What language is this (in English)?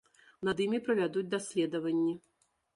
Belarusian